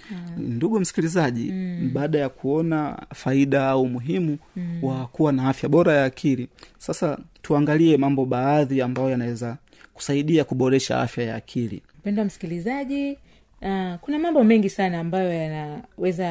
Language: Swahili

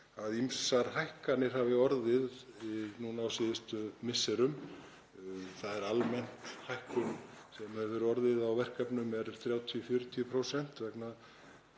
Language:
Icelandic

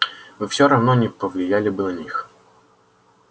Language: Russian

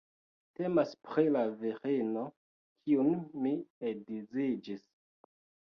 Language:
Esperanto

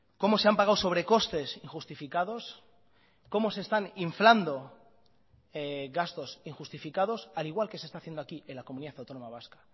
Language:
Spanish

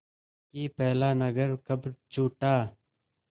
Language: Hindi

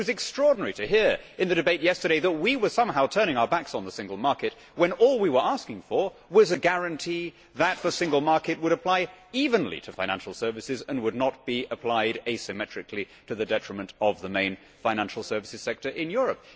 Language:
English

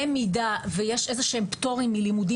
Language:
Hebrew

